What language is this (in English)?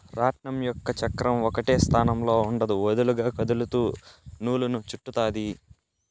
Telugu